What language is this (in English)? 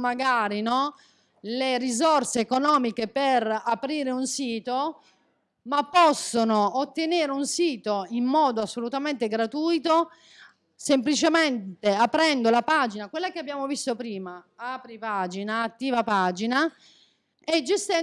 Italian